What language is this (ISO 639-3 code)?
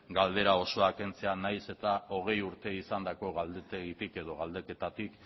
eus